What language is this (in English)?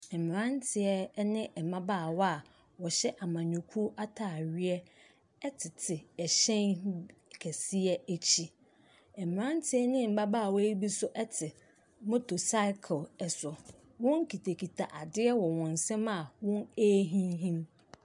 Akan